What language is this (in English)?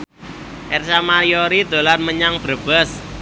Javanese